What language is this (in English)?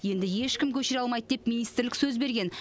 Kazakh